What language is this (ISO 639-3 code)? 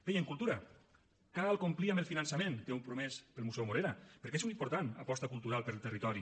cat